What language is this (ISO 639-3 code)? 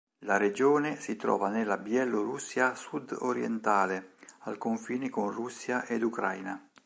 ita